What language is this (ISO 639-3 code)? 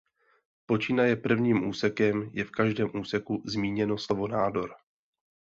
ces